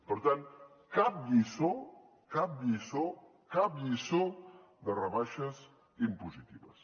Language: Catalan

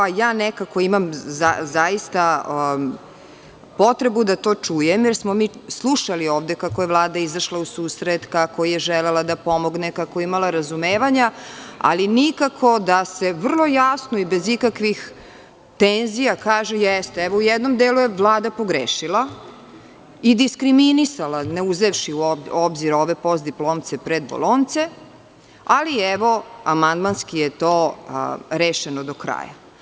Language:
Serbian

